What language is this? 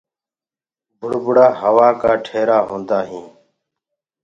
Gurgula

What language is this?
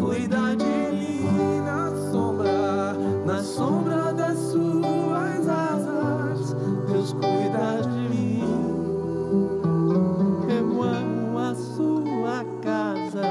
Portuguese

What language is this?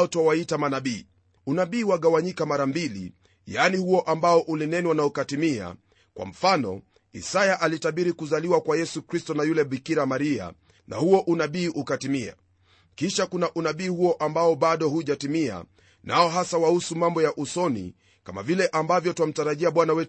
Swahili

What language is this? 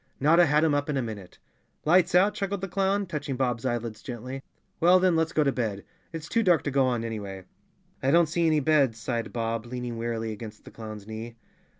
English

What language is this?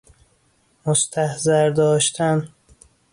Persian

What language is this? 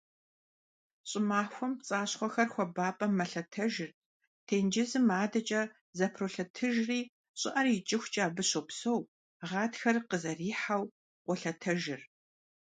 Kabardian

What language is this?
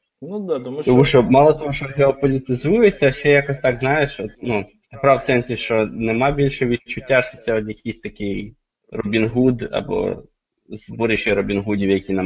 Ukrainian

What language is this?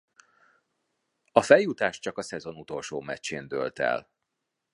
Hungarian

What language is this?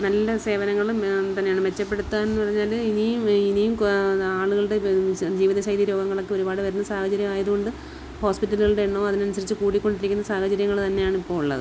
Malayalam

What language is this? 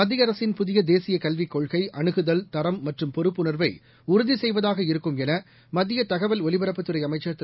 Tamil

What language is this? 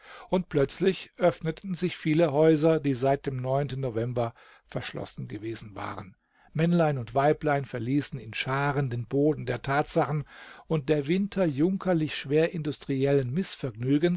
German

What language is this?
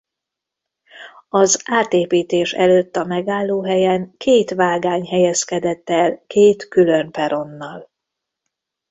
Hungarian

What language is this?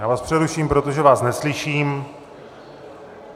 Czech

